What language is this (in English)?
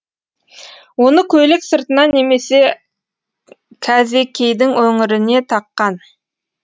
Kazakh